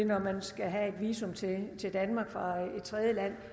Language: Danish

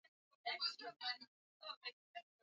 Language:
Swahili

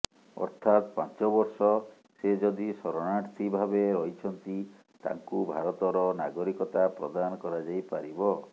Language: Odia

